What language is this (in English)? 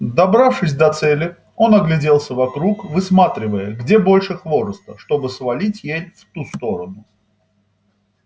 Russian